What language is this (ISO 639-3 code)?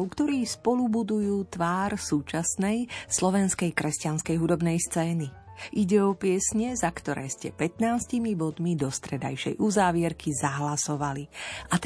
slk